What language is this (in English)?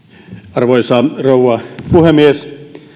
Finnish